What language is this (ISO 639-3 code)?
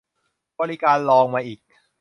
tha